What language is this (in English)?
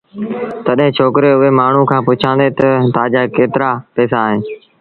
Sindhi Bhil